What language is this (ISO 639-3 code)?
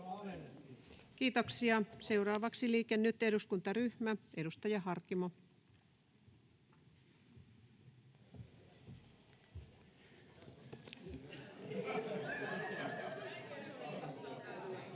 fin